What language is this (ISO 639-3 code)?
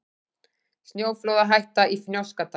isl